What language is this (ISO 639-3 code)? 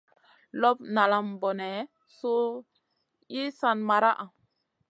mcn